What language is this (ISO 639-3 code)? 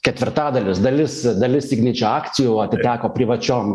lit